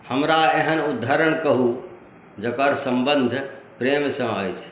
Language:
Maithili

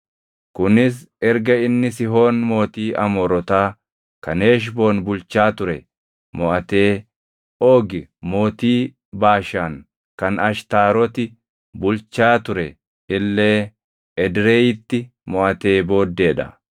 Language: Oromo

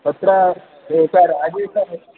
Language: Sanskrit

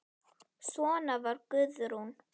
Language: Icelandic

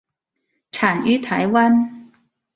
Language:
Chinese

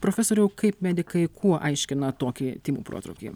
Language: Lithuanian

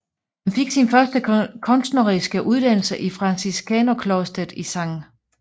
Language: Danish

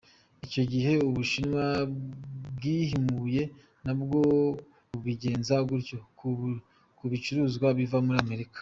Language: Kinyarwanda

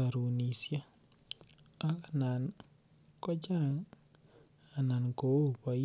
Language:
Kalenjin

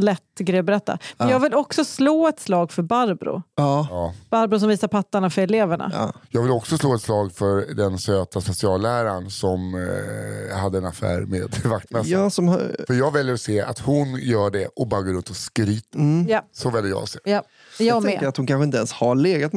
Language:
Swedish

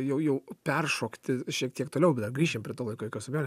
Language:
Lithuanian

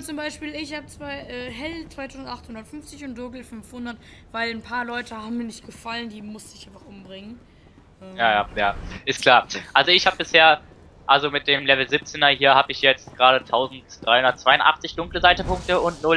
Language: German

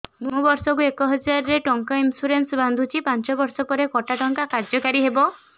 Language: Odia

